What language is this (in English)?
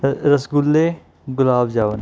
Punjabi